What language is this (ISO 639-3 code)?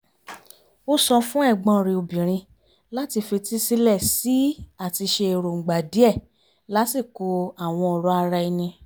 yor